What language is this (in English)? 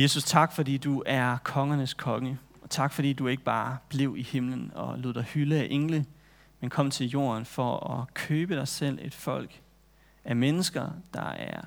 Danish